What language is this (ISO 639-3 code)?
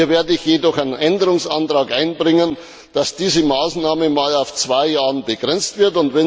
deu